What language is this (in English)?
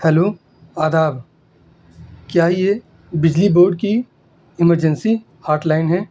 Urdu